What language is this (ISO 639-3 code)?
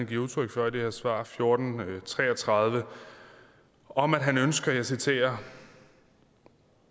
dan